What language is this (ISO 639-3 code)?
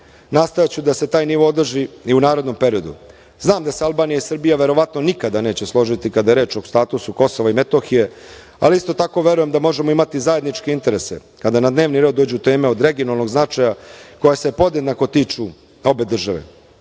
srp